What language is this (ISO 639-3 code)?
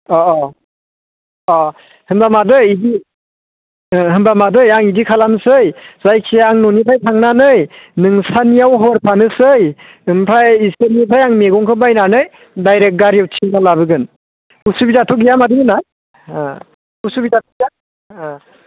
brx